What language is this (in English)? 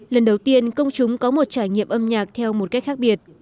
Vietnamese